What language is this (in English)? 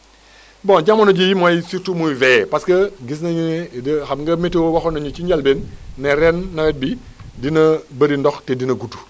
Wolof